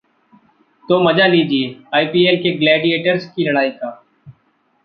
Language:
Hindi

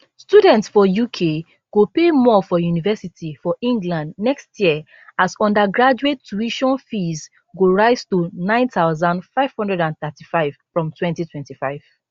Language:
Nigerian Pidgin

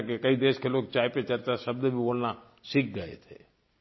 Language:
Hindi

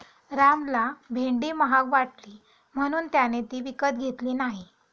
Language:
Marathi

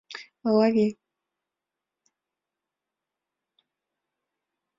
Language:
Mari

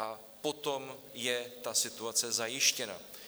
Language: Czech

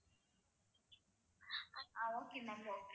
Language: Tamil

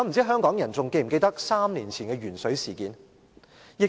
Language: Cantonese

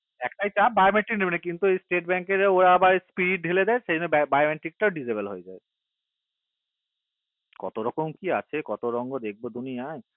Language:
Bangla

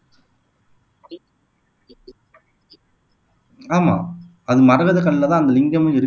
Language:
Tamil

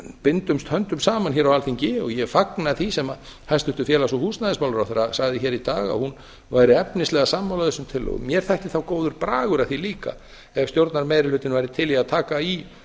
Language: Icelandic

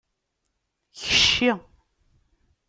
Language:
Kabyle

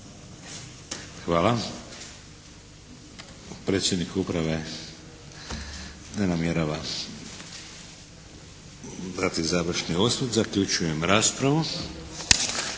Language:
Croatian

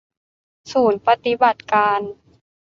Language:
Thai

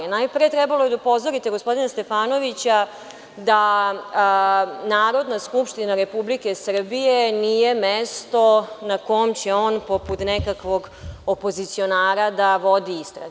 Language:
Serbian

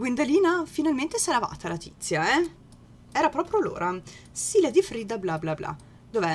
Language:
Italian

